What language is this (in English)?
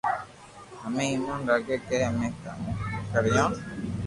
Loarki